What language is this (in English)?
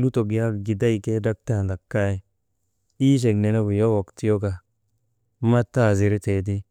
Maba